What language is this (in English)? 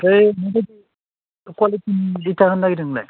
Bodo